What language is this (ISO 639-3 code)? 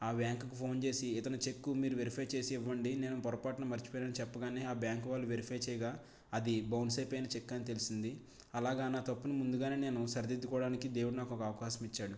tel